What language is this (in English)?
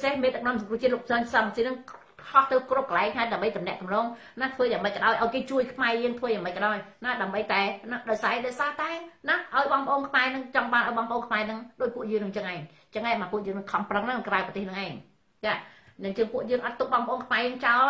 Thai